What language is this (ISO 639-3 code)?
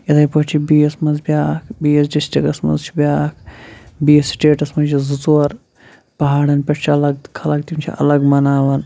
kas